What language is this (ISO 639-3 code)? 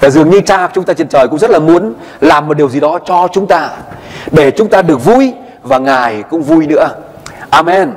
vie